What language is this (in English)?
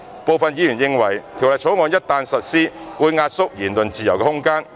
Cantonese